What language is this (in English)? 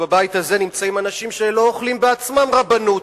Hebrew